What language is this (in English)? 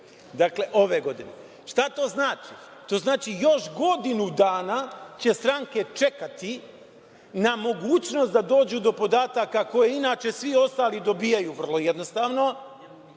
Serbian